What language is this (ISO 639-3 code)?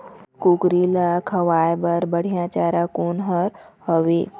hne